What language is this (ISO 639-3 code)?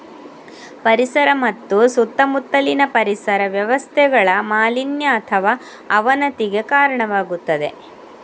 kan